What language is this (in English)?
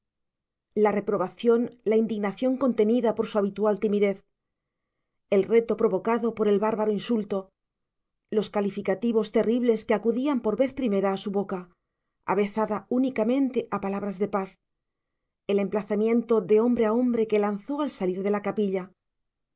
Spanish